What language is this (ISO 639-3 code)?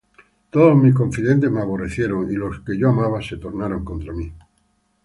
spa